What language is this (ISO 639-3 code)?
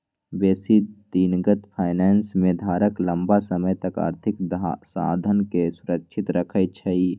mag